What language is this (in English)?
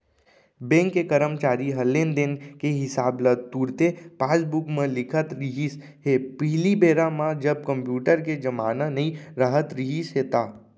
Chhattisgarhi